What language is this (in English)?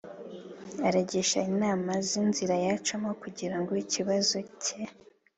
Kinyarwanda